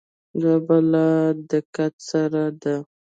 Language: Pashto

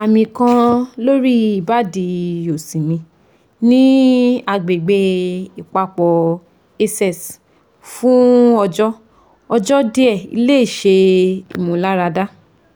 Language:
Yoruba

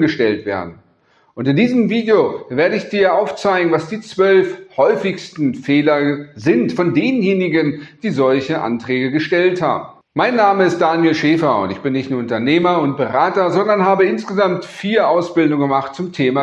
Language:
German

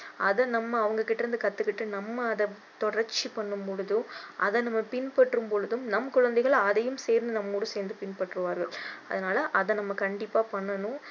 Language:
Tamil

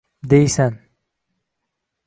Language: Uzbek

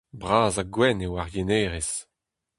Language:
Breton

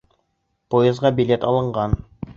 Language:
Bashkir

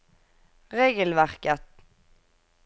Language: Norwegian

